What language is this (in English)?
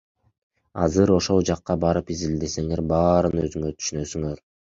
Kyrgyz